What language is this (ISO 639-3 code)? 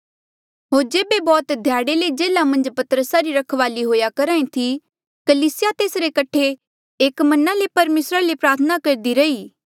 mjl